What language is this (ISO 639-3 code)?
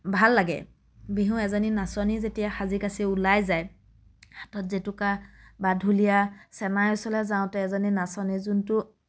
asm